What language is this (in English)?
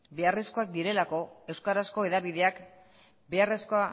Basque